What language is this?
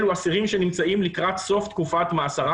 Hebrew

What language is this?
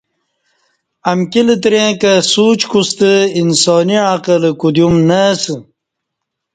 Kati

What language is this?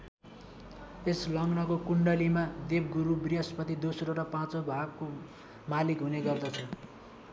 Nepali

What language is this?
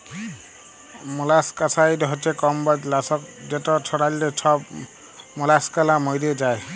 Bangla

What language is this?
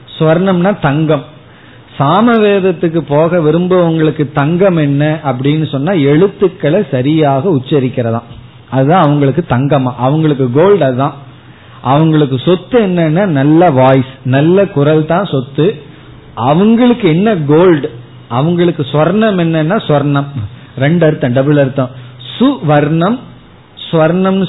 Tamil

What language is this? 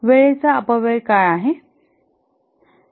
Marathi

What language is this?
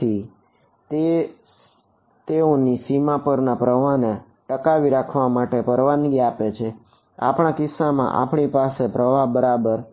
Gujarati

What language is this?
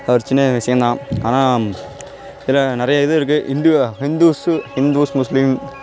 Tamil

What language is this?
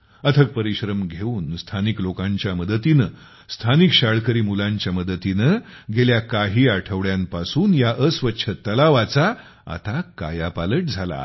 Marathi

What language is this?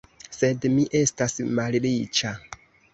Esperanto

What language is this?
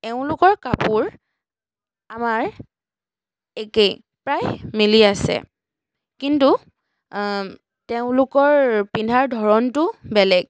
Assamese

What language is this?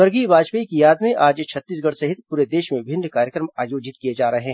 Hindi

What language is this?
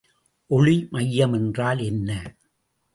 Tamil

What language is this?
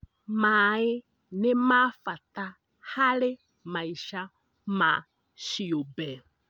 Kikuyu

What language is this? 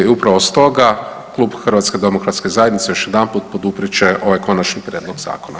Croatian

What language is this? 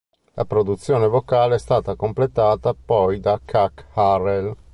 Italian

